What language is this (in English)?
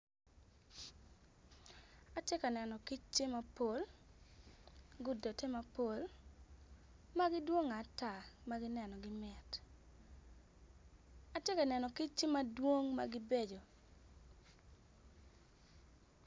Acoli